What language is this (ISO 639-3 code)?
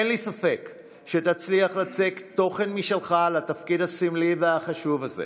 heb